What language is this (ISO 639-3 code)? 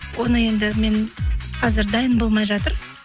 kaz